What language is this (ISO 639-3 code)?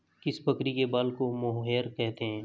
hin